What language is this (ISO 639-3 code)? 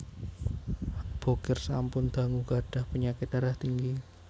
jav